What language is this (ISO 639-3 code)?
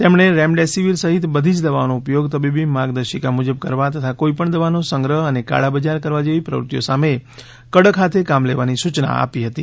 guj